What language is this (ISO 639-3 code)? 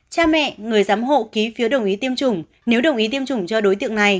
vie